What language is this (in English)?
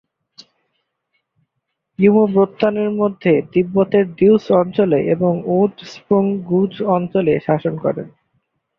Bangla